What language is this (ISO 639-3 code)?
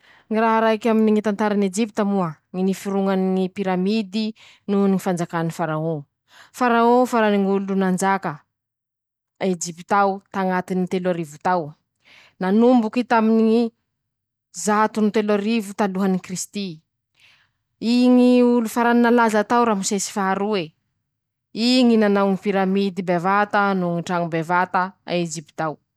msh